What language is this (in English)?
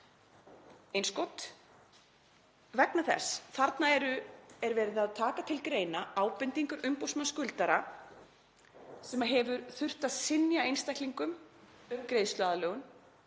Icelandic